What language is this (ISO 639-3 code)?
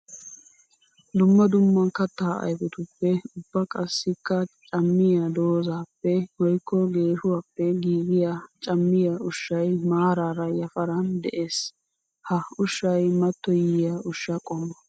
wal